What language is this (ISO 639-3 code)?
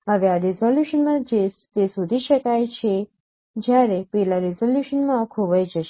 guj